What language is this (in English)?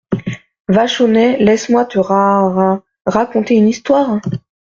French